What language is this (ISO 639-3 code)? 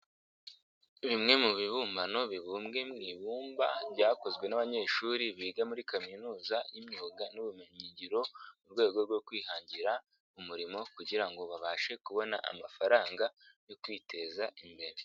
kin